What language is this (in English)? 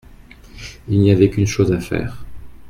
French